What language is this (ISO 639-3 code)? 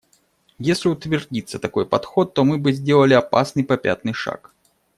rus